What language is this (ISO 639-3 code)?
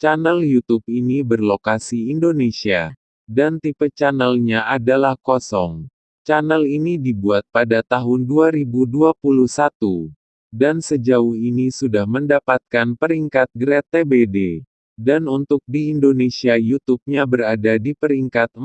ind